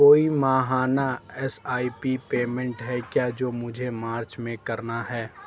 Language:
Urdu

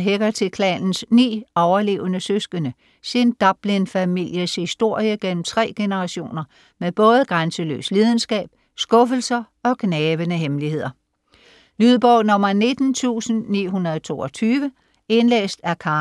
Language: Danish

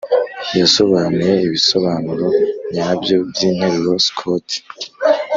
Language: Kinyarwanda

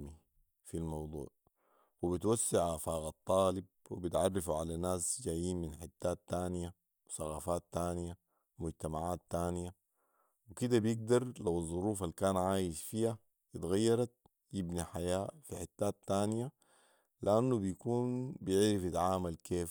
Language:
Sudanese Arabic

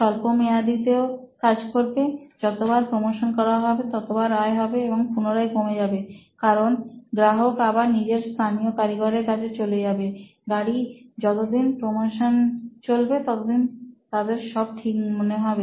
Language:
Bangla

